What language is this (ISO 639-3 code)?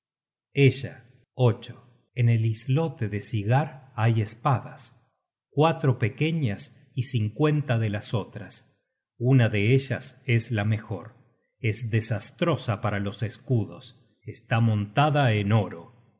spa